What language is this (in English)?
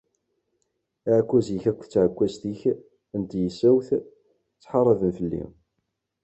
Kabyle